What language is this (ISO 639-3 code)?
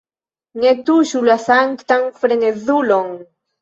epo